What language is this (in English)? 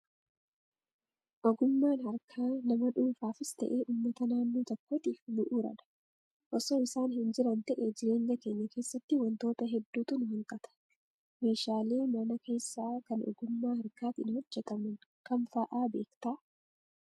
Oromo